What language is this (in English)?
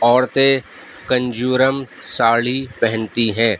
Urdu